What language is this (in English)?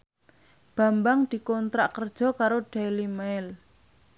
Javanese